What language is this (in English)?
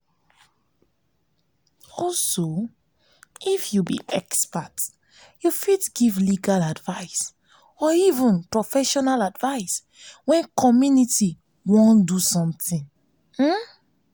Nigerian Pidgin